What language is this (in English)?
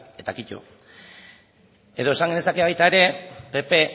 Basque